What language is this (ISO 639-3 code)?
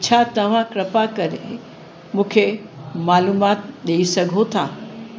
snd